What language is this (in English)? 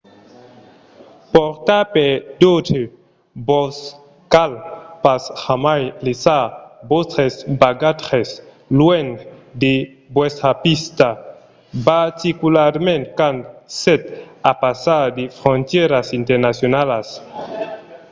Occitan